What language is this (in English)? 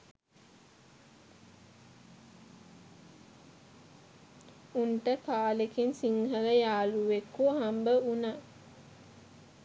Sinhala